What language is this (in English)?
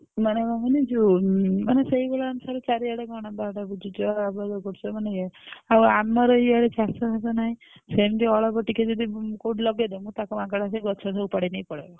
Odia